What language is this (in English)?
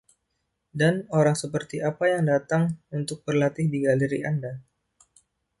Indonesian